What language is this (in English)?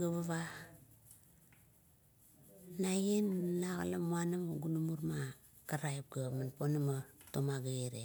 Kuot